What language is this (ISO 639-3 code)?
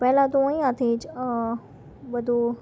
guj